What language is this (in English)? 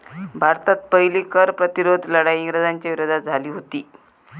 Marathi